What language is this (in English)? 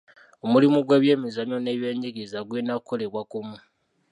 Ganda